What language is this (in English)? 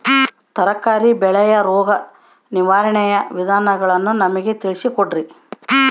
Kannada